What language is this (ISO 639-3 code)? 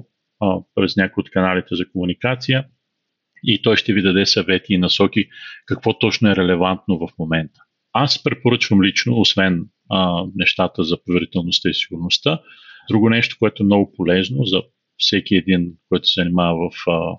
bul